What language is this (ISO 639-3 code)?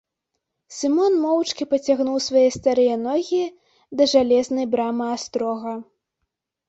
bel